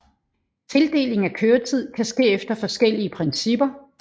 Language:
Danish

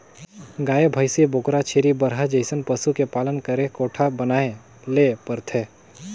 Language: Chhattisgarhi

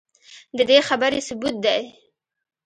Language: Pashto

